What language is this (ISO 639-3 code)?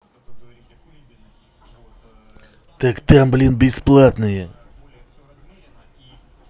rus